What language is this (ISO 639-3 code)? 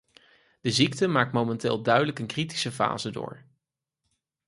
nld